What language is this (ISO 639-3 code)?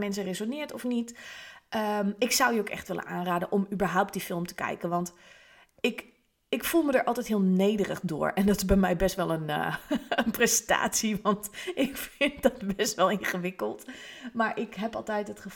nld